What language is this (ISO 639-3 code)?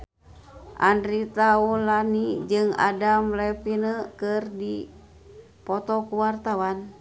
sun